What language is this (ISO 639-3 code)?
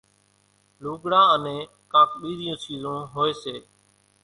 gjk